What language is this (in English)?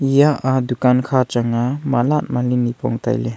Wancho Naga